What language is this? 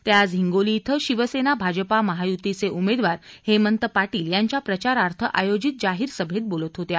Marathi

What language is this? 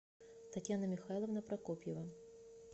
Russian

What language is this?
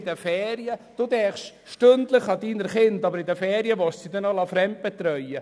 Swiss German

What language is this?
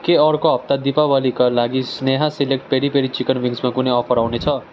Nepali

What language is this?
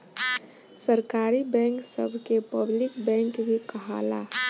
Bhojpuri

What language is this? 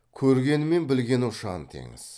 Kazakh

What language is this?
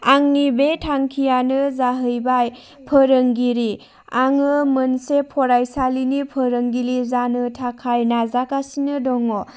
Bodo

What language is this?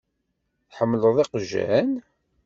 Kabyle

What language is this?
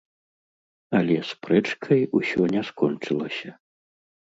Belarusian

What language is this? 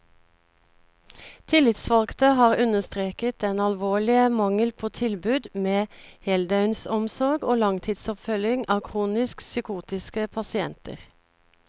Norwegian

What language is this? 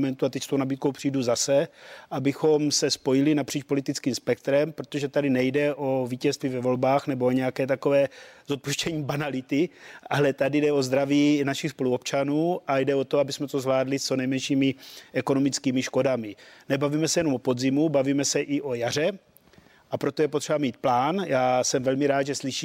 Czech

